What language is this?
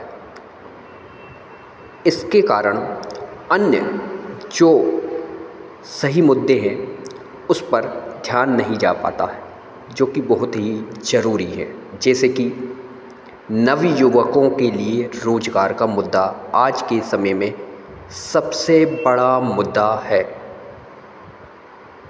Hindi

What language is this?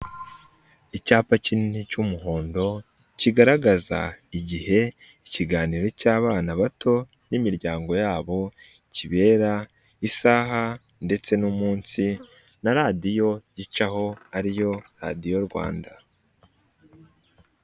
Kinyarwanda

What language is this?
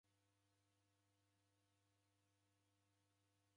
Taita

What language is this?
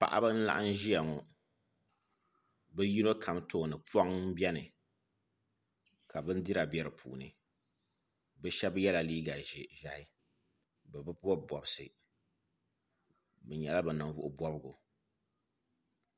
Dagbani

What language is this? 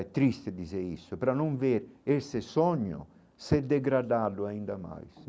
Portuguese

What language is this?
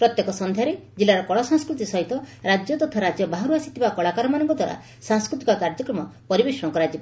Odia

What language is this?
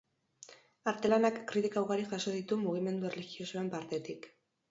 Basque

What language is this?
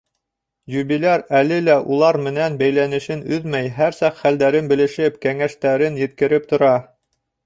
Bashkir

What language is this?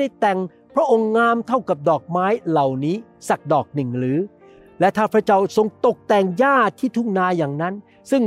Thai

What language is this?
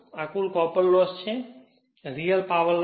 Gujarati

